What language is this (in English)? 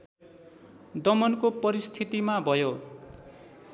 Nepali